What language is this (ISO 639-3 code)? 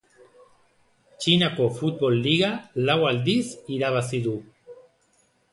eus